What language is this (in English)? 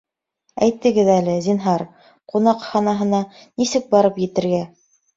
Bashkir